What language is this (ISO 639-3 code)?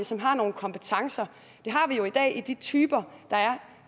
dan